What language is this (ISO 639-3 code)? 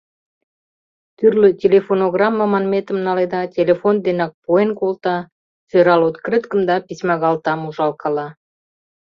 chm